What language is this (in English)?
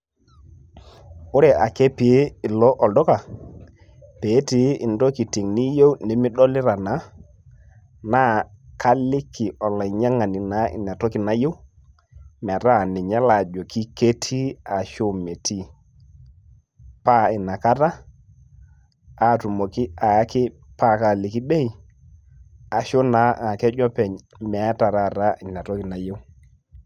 Masai